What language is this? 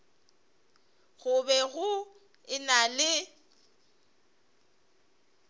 Northern Sotho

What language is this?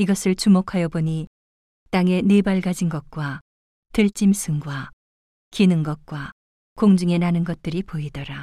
Korean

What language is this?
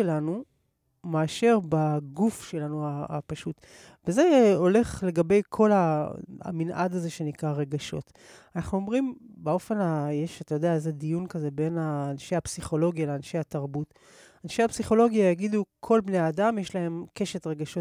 Hebrew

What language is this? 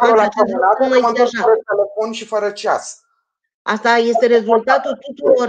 Romanian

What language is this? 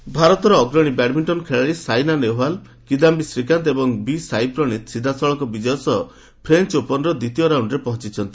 Odia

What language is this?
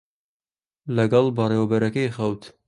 Central Kurdish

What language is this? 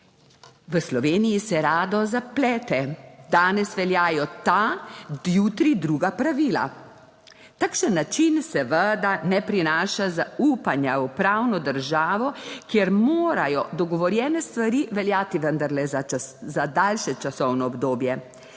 Slovenian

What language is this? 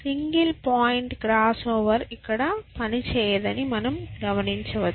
Telugu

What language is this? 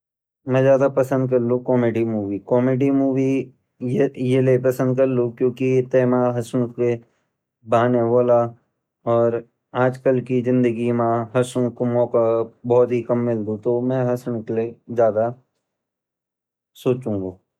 Garhwali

